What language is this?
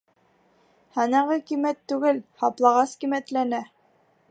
Bashkir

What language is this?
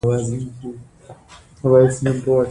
Pashto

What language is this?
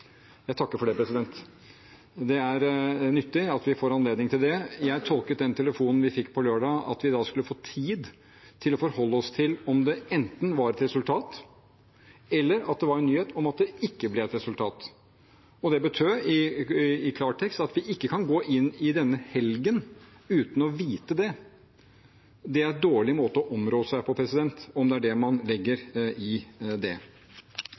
Norwegian Bokmål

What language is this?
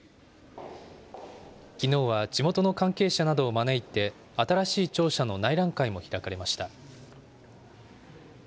Japanese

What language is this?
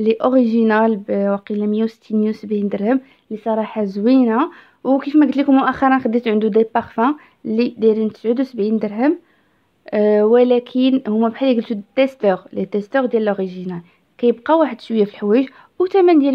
Arabic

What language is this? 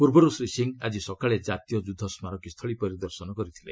Odia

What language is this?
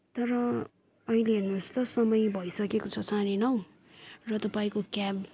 Nepali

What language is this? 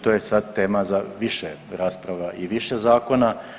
Croatian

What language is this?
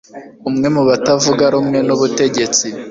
Kinyarwanda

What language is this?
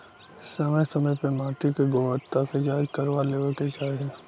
Bhojpuri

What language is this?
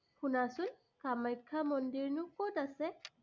Assamese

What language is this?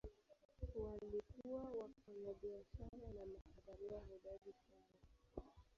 Swahili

